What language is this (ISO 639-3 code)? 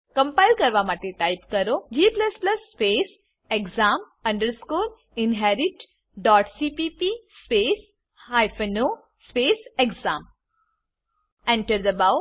guj